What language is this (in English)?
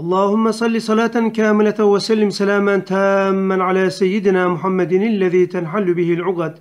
Turkish